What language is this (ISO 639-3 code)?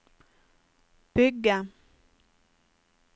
nor